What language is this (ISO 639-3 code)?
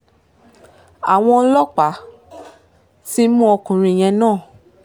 yor